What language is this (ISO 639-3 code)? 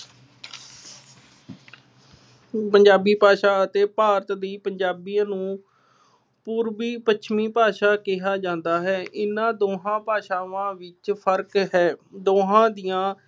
pan